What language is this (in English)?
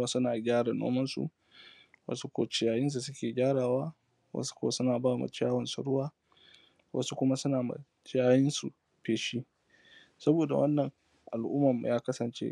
Hausa